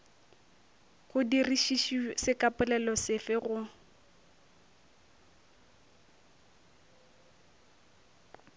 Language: Northern Sotho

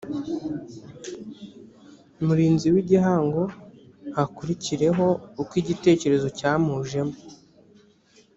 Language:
Kinyarwanda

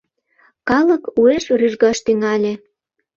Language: Mari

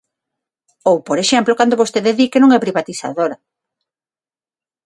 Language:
Galician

